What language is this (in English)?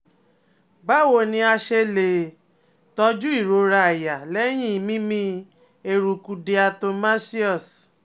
Yoruba